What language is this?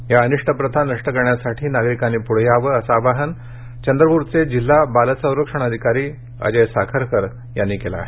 Marathi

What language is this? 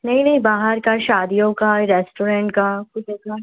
Hindi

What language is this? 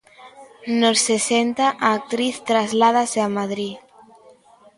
Galician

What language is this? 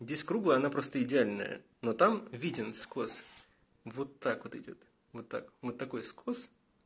Russian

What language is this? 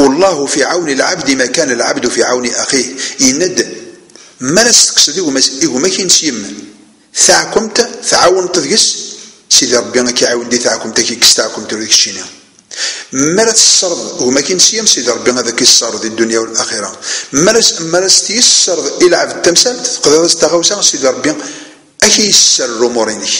Arabic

